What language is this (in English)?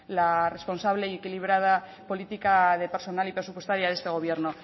Spanish